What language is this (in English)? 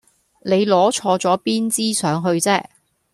Cantonese